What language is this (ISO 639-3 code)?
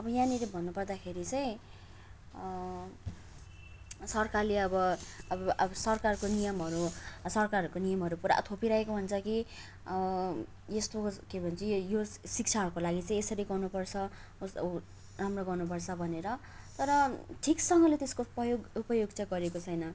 nep